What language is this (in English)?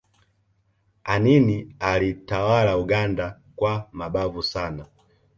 Swahili